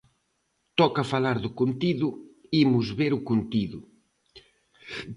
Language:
Galician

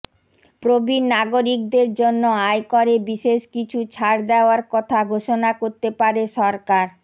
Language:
Bangla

